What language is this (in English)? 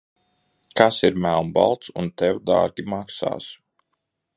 Latvian